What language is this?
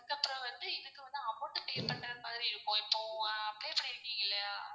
Tamil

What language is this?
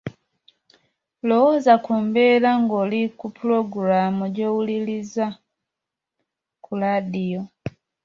Ganda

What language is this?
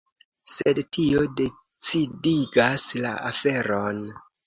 Esperanto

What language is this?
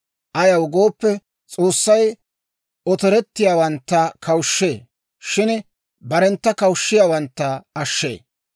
Dawro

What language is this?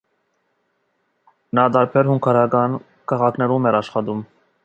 Armenian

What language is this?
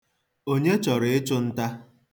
Igbo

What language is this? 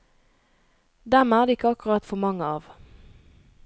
Norwegian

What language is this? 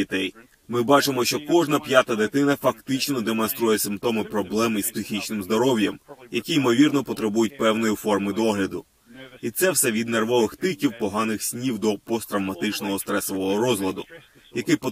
Ukrainian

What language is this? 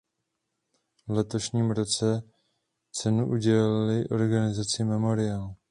Czech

